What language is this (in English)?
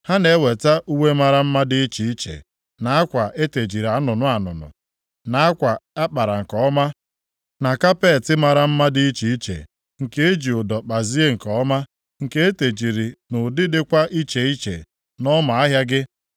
Igbo